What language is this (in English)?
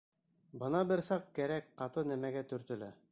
Bashkir